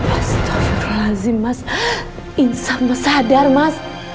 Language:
Indonesian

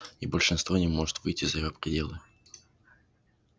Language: Russian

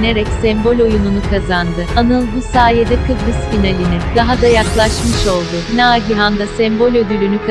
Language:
Turkish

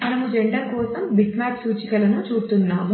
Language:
Telugu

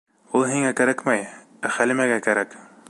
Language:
Bashkir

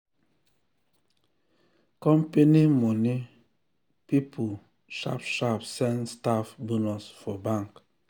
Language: Nigerian Pidgin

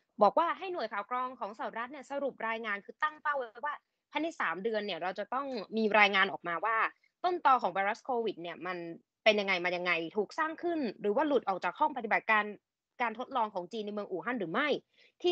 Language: Thai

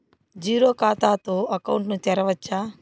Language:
Telugu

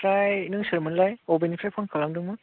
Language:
Bodo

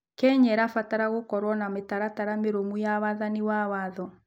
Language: Kikuyu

